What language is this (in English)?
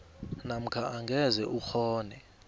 South Ndebele